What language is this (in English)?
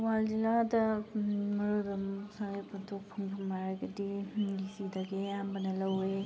Manipuri